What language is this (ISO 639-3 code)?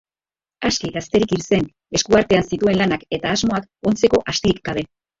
eus